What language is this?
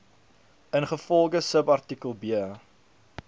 Afrikaans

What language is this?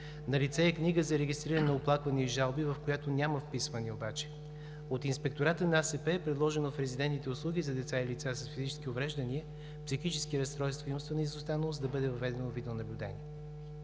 Bulgarian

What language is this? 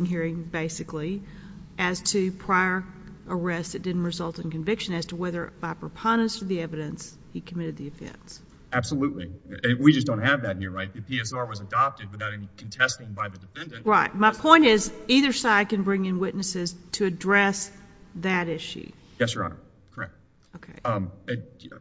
English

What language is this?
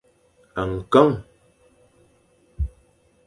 Fang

